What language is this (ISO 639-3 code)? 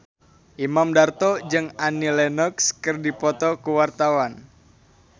sun